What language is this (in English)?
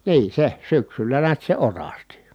Finnish